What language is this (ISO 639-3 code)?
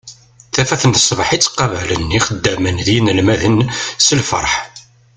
kab